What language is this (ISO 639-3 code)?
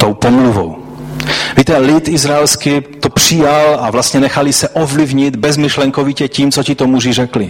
ces